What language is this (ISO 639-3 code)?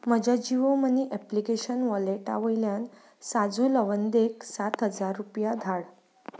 kok